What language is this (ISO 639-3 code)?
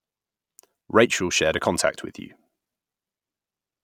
eng